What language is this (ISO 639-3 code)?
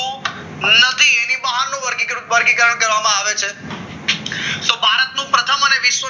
guj